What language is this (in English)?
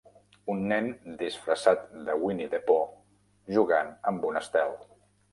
Catalan